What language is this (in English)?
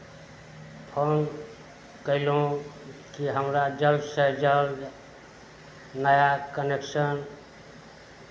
Maithili